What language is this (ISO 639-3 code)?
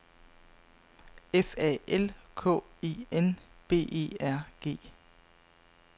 dan